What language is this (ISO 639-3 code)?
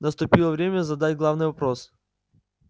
rus